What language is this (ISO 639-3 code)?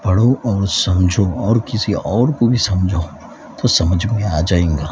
urd